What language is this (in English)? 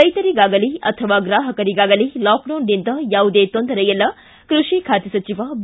Kannada